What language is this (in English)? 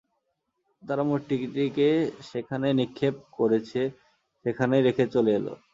Bangla